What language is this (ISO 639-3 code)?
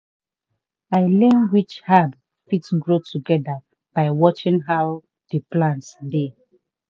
pcm